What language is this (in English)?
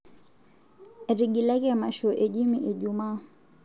Masai